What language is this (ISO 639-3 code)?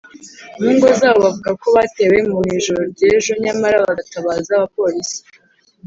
kin